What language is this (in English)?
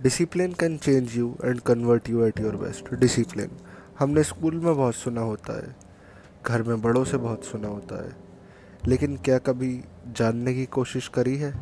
Hindi